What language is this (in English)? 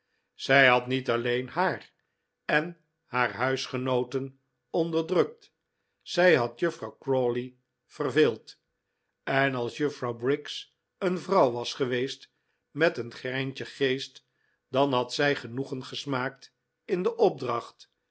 Dutch